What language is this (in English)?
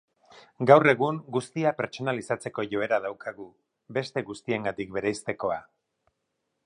Basque